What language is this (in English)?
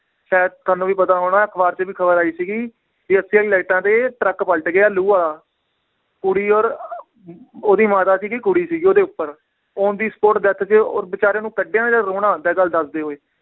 Punjabi